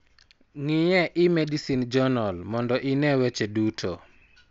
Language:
Luo (Kenya and Tanzania)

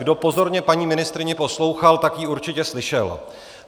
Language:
Czech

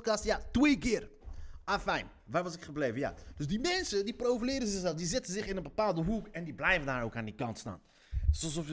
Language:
Dutch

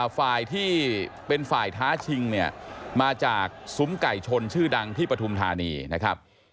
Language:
Thai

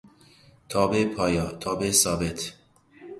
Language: Persian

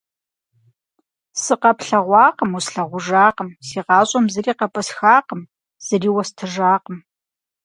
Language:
Kabardian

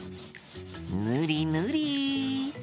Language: Japanese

